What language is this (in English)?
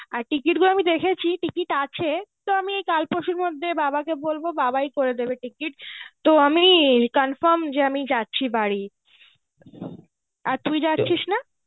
Bangla